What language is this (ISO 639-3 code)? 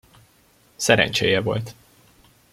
hun